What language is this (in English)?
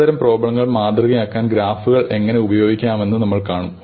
Malayalam